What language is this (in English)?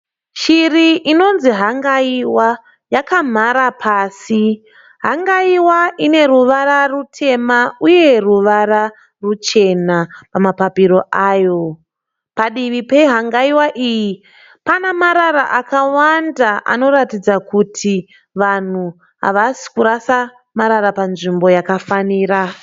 Shona